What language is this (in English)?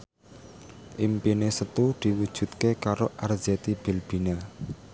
Javanese